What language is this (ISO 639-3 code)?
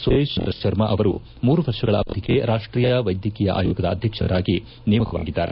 kan